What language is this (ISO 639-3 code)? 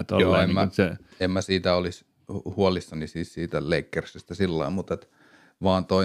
fin